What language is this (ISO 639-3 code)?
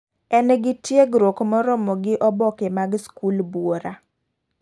luo